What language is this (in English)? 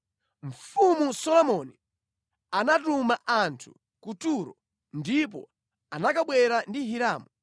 Nyanja